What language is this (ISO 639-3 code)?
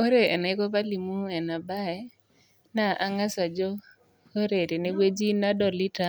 mas